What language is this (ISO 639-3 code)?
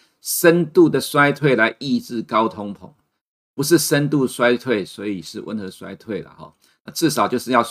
zho